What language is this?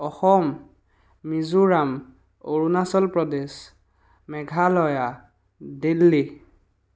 Assamese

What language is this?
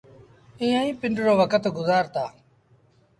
Sindhi Bhil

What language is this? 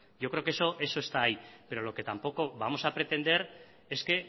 Spanish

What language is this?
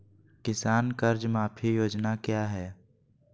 Magahi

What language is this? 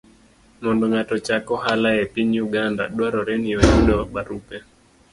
Luo (Kenya and Tanzania)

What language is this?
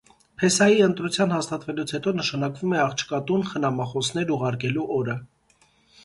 Armenian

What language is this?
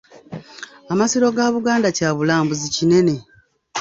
Ganda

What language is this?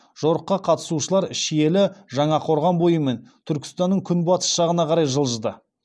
Kazakh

